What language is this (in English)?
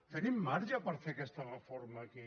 Catalan